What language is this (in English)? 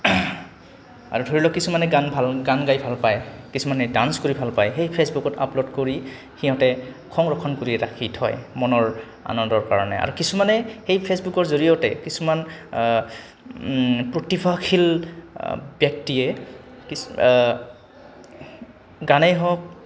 Assamese